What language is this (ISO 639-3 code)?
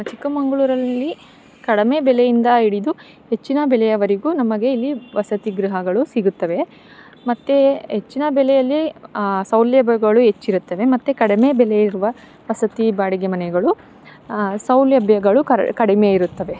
kan